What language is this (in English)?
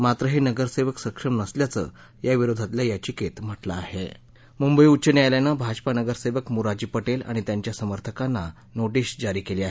Marathi